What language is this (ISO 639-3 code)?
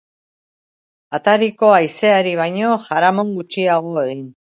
eus